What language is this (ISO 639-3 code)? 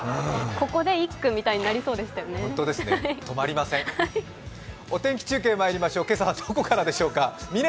jpn